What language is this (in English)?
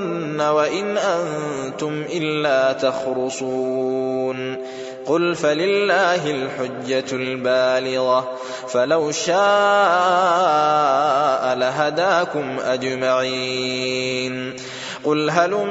Arabic